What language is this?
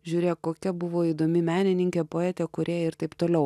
Lithuanian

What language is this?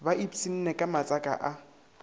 Northern Sotho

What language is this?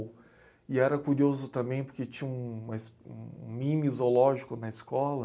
Portuguese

